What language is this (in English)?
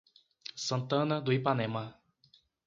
Portuguese